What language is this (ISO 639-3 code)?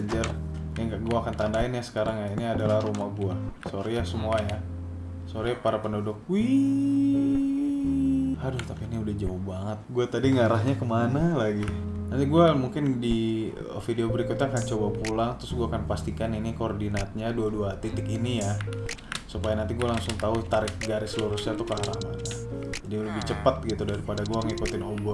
ind